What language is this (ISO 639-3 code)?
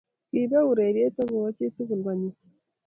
kln